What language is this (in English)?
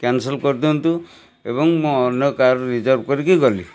Odia